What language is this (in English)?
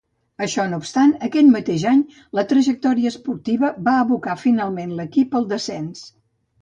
Catalan